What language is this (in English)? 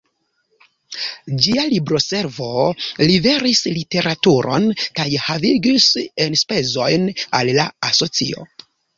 Esperanto